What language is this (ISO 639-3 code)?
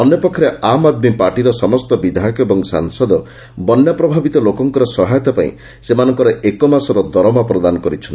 ori